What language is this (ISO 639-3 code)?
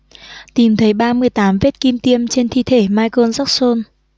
vie